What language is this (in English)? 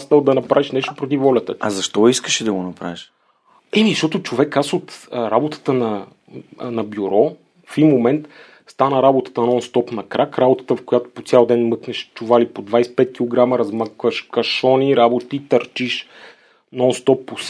Bulgarian